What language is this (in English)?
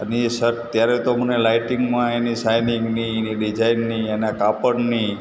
Gujarati